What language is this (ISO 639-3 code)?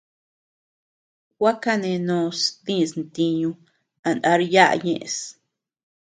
cux